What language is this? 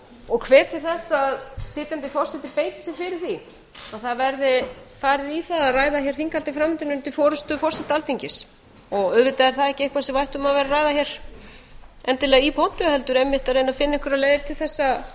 Icelandic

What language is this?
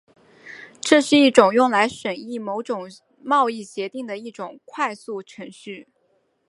Chinese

